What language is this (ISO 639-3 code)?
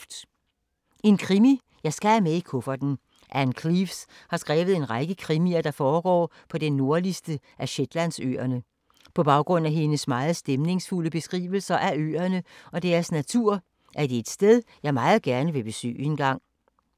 dan